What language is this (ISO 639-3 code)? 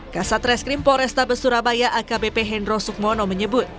ind